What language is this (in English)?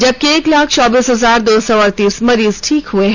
Hindi